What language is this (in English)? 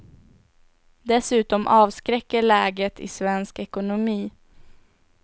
Swedish